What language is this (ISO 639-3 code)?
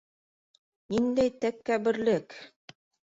bak